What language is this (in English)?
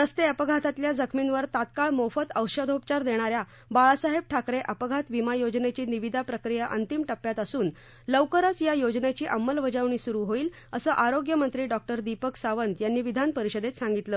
Marathi